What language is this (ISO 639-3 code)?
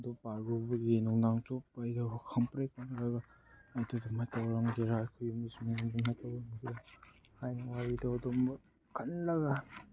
mni